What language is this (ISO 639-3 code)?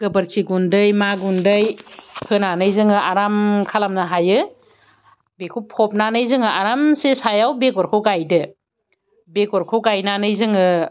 brx